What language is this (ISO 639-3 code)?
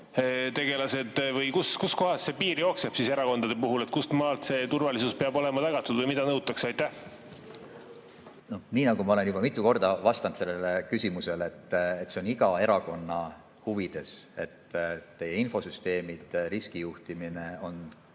est